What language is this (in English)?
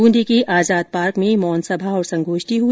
Hindi